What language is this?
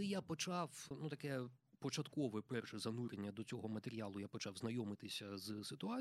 Ukrainian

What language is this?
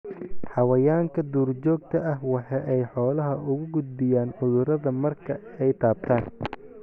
Somali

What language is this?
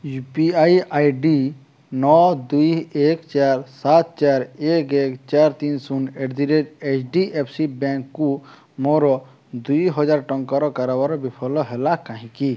Odia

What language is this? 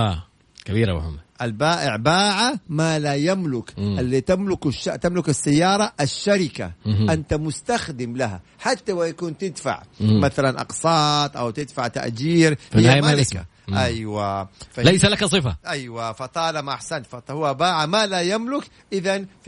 Arabic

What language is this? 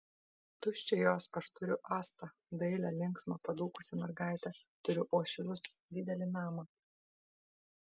Lithuanian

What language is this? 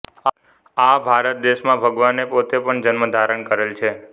Gujarati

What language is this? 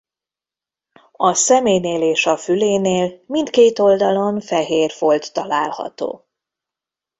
Hungarian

